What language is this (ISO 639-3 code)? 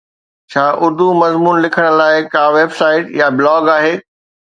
snd